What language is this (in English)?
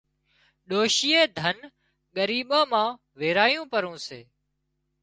Wadiyara Koli